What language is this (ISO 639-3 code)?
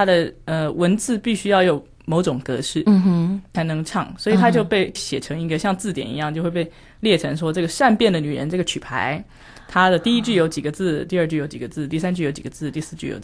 zho